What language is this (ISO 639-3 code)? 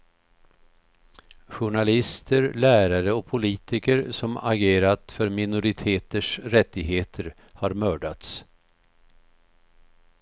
swe